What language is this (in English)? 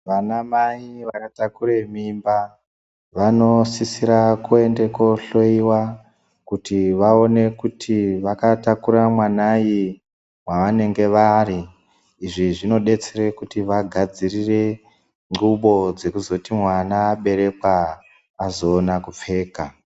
Ndau